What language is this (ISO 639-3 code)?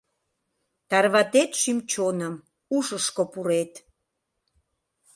chm